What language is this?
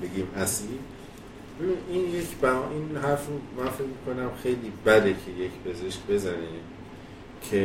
Persian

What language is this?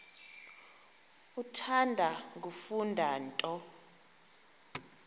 Xhosa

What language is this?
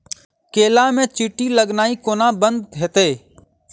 Maithili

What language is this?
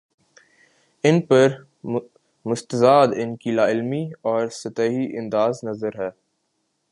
Urdu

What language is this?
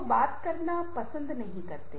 Hindi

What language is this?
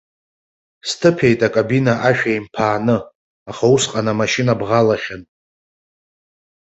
Abkhazian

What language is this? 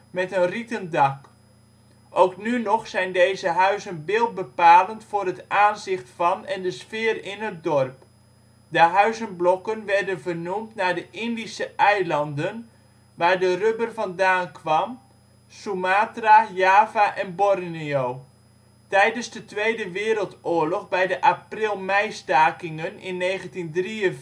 Dutch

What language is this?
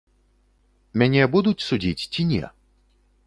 Belarusian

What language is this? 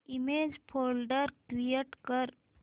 Marathi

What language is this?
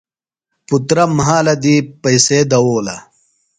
Phalura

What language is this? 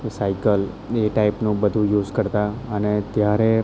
Gujarati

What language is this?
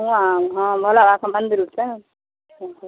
Maithili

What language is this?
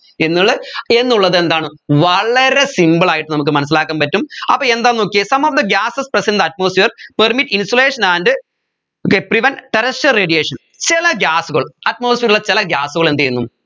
Malayalam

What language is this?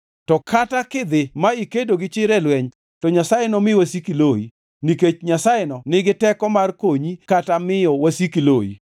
Luo (Kenya and Tanzania)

